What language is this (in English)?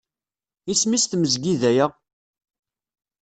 Kabyle